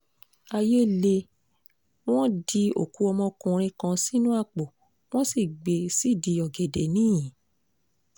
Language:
Yoruba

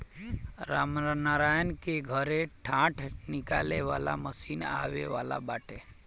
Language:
Bhojpuri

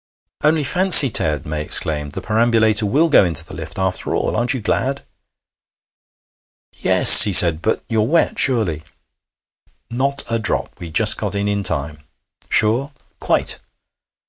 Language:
English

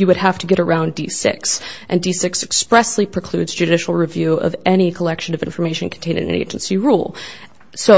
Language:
English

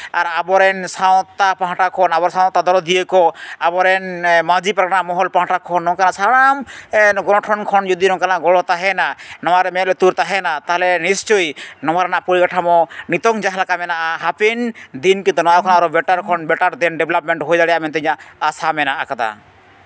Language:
Santali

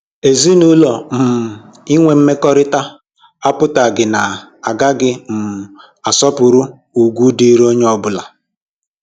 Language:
Igbo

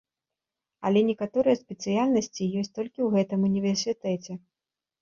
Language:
Belarusian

